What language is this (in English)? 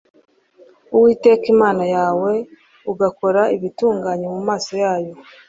Kinyarwanda